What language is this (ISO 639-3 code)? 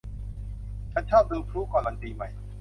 tha